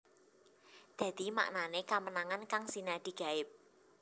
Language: Javanese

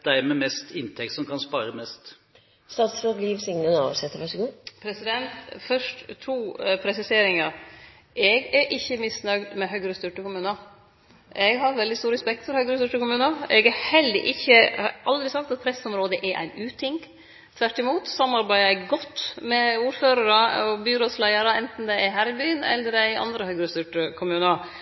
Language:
Norwegian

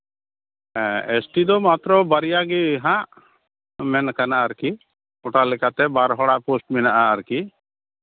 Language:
Santali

